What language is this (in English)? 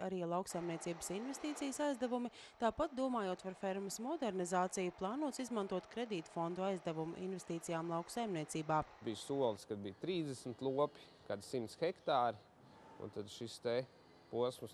Latvian